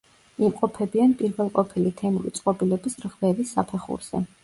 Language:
Georgian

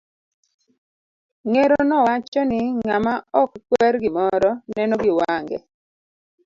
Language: Luo (Kenya and Tanzania)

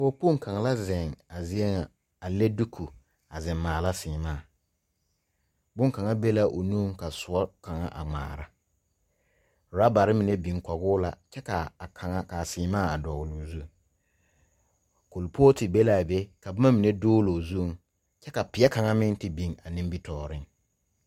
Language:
Southern Dagaare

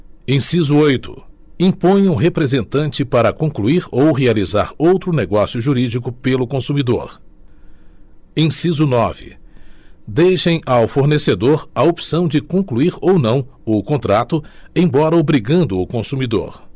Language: Portuguese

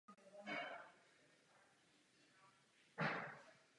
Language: Czech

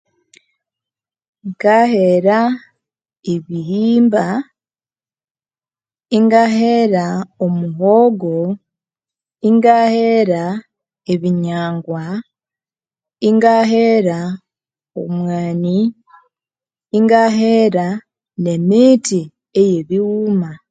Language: Konzo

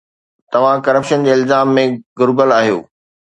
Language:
Sindhi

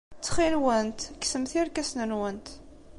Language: Kabyle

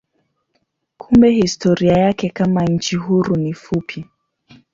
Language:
Swahili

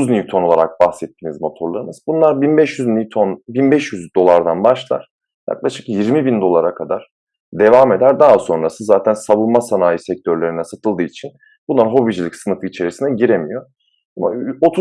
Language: Turkish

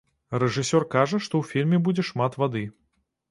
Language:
Belarusian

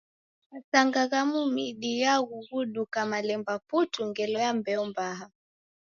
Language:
Taita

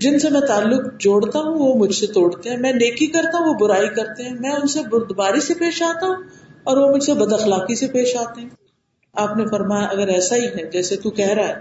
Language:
Urdu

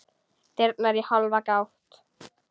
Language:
Icelandic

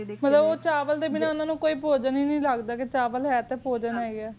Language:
Punjabi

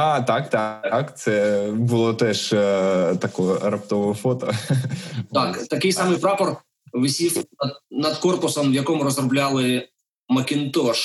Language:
Ukrainian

